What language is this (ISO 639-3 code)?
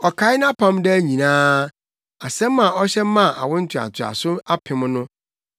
aka